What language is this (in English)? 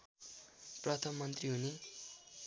Nepali